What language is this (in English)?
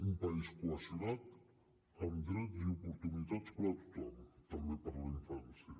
Catalan